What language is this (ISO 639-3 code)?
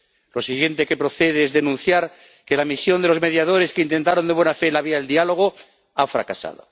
spa